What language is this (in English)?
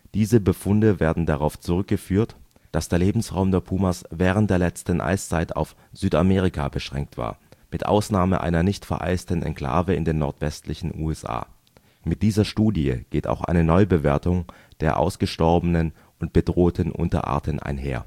German